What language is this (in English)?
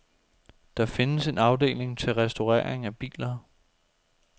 Danish